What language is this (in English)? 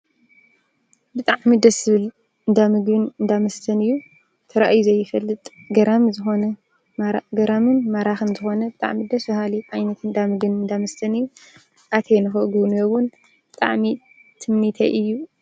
Tigrinya